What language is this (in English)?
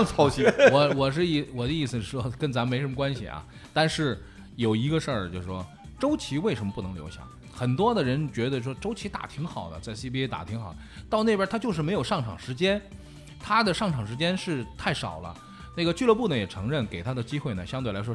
Chinese